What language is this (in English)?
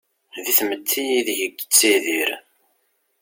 Kabyle